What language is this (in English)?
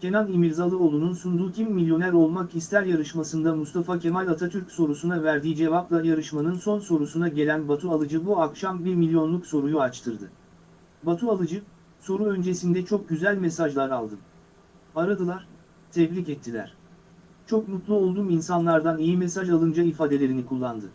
Turkish